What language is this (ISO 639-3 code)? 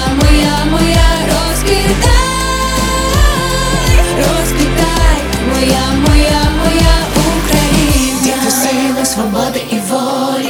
ukr